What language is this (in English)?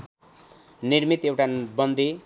Nepali